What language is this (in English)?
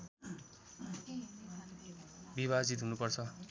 Nepali